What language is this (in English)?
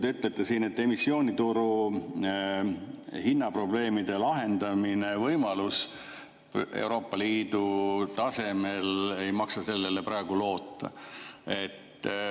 Estonian